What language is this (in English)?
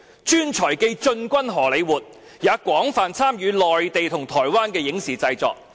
Cantonese